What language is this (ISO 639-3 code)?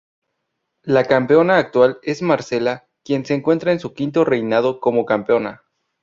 spa